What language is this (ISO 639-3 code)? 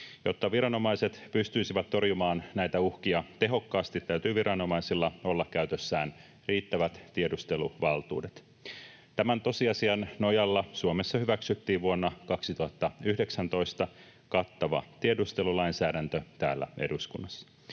fin